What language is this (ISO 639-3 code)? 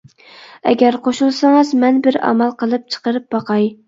uig